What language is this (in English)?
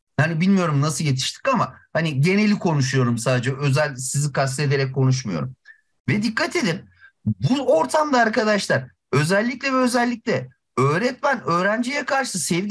Turkish